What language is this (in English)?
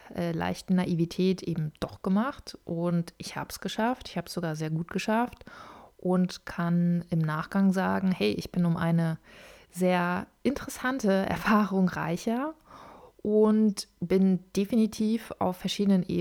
German